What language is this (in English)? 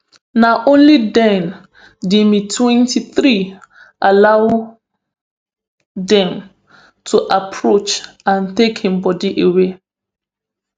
Nigerian Pidgin